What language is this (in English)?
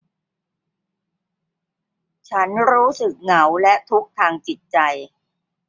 Thai